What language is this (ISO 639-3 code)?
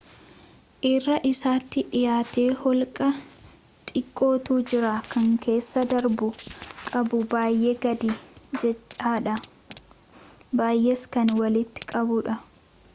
orm